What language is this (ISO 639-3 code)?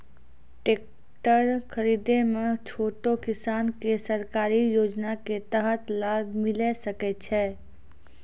mai